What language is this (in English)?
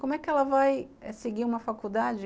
Portuguese